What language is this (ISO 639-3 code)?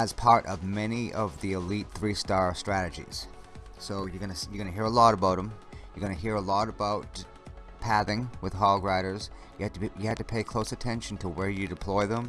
eng